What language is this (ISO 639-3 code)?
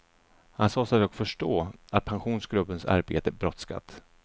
swe